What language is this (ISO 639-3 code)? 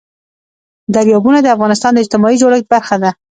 pus